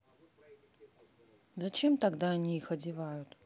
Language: Russian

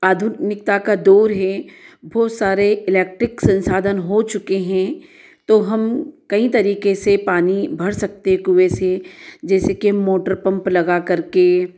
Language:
Hindi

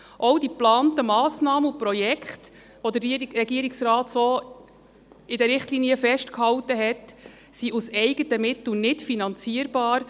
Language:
Swiss German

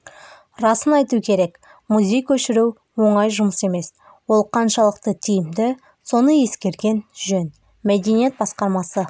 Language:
Kazakh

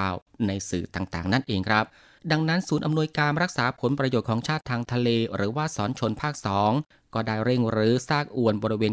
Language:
Thai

